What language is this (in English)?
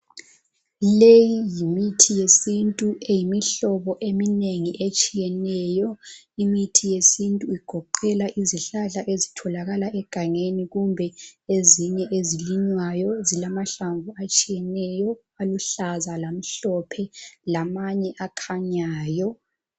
North Ndebele